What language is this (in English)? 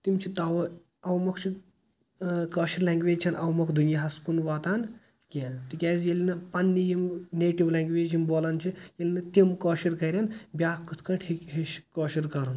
Kashmiri